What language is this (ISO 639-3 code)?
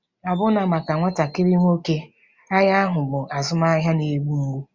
ibo